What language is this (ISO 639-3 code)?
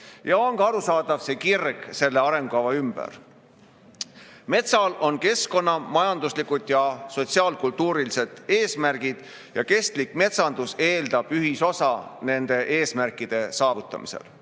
est